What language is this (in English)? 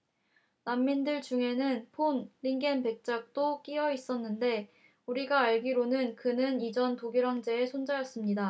Korean